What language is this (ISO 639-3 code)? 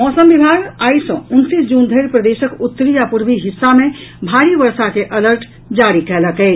mai